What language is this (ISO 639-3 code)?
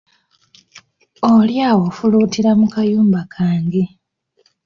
lug